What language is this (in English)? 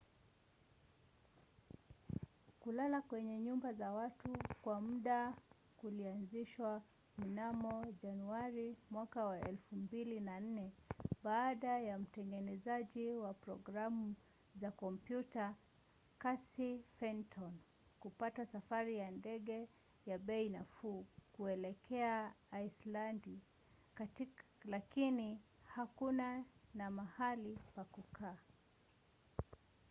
Swahili